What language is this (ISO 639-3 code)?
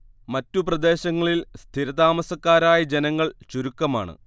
mal